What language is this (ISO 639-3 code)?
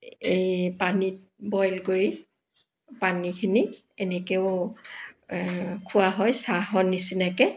asm